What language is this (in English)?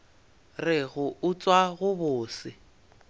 Northern Sotho